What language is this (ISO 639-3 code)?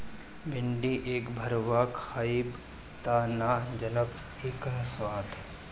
bho